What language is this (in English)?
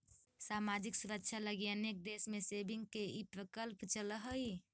Magahi